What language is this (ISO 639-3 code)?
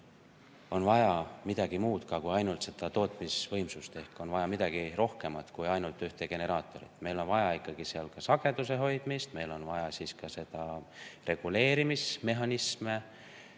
est